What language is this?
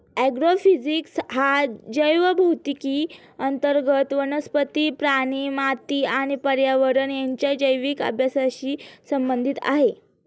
Marathi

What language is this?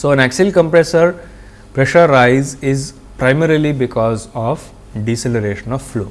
English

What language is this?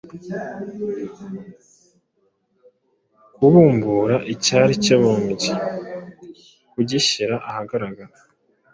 Kinyarwanda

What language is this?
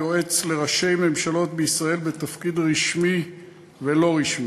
Hebrew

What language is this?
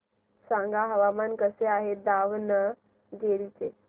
Marathi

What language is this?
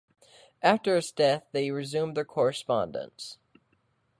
English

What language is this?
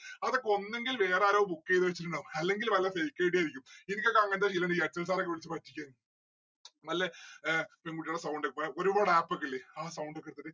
Malayalam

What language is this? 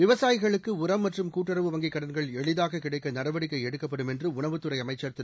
Tamil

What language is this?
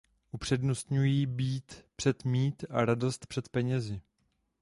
Czech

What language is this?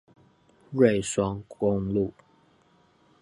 Chinese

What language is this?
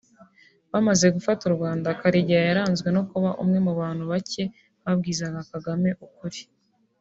Kinyarwanda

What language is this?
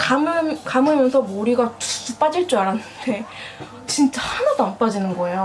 Korean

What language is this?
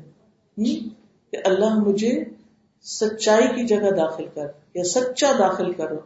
Urdu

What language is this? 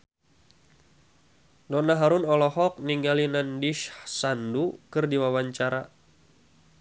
Sundanese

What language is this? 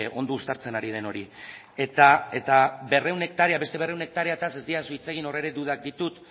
Basque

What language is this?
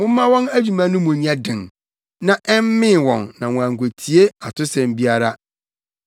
Akan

